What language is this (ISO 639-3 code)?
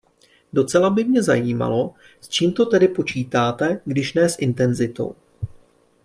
ces